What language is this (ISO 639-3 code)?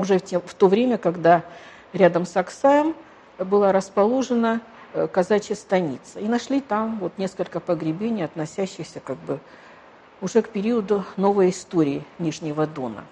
rus